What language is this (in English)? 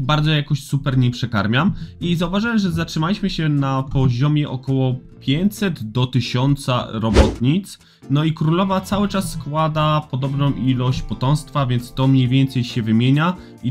Polish